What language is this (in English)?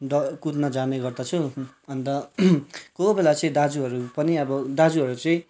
Nepali